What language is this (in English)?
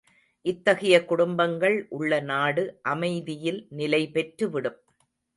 Tamil